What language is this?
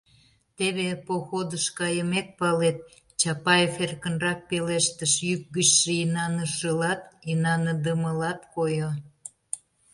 Mari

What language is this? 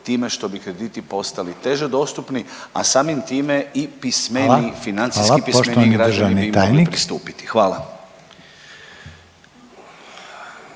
Croatian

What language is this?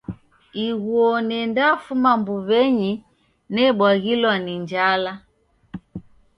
Taita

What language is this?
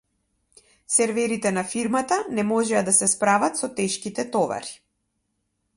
Macedonian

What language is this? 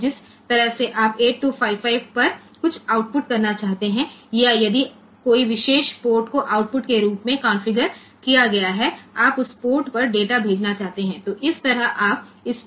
Gujarati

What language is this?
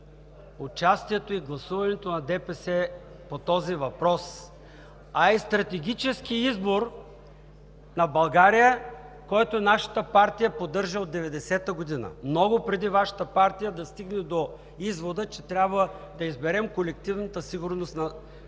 Bulgarian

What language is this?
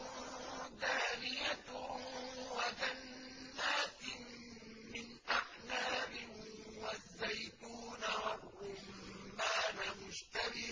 Arabic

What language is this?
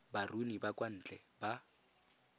Tswana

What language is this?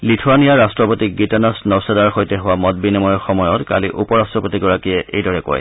Assamese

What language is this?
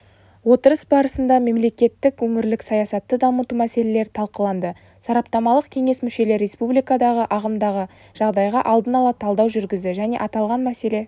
Kazakh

